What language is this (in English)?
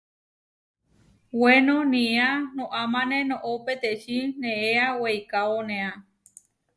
Huarijio